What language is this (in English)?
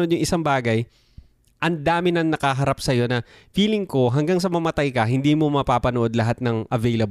Filipino